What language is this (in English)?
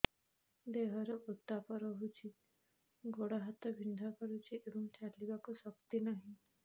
Odia